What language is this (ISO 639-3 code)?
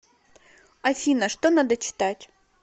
rus